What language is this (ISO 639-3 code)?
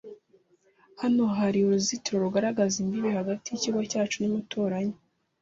kin